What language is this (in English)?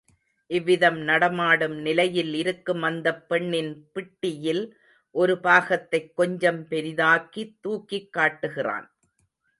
Tamil